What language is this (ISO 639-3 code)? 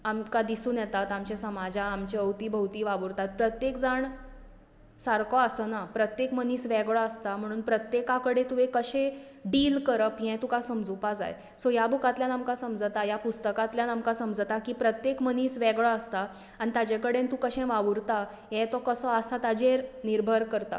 kok